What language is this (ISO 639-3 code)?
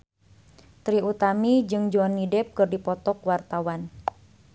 sun